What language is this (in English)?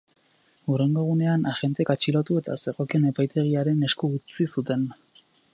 Basque